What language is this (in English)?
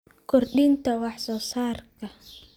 Somali